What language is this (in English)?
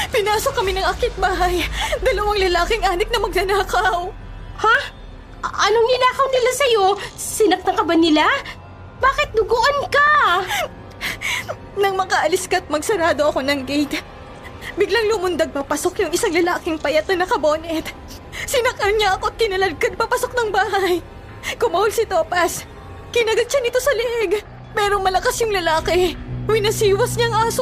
Filipino